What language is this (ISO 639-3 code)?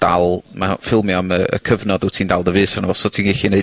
cym